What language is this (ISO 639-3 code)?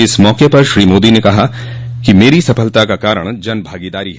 hin